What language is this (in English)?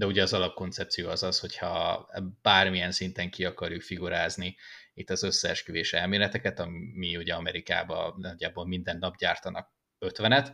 Hungarian